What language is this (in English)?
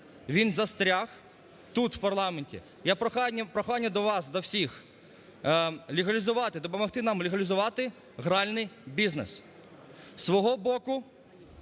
Ukrainian